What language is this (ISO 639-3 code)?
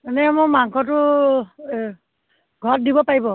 asm